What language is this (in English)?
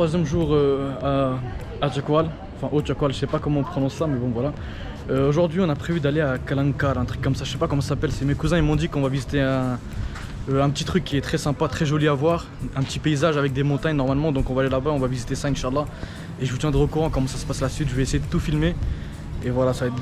French